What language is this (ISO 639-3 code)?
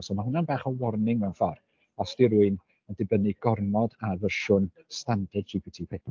cym